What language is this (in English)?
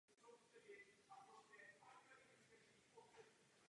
Czech